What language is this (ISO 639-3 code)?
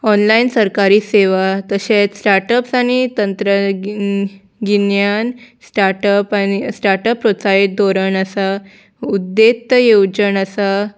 kok